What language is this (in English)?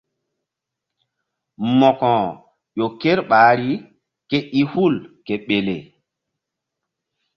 Mbum